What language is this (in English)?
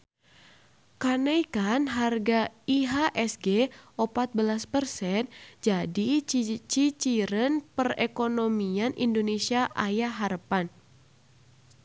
Sundanese